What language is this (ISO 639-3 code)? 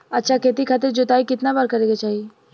bho